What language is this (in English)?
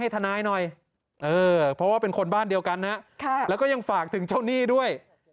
Thai